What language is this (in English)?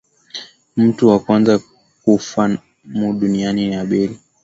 Swahili